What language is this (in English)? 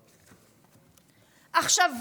Hebrew